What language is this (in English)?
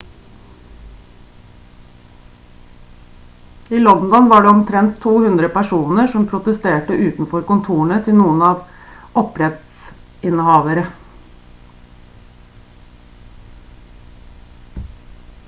Norwegian Bokmål